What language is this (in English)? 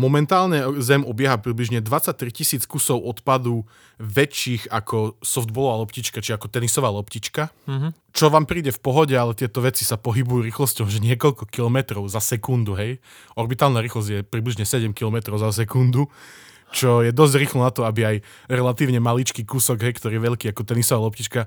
Slovak